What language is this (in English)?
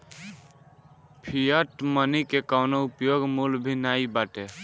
Bhojpuri